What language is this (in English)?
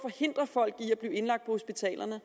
Danish